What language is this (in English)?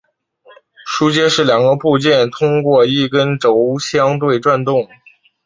Chinese